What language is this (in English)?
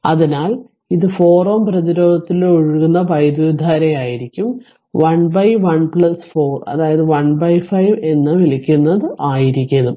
Malayalam